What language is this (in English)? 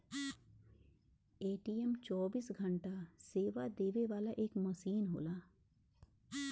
Bhojpuri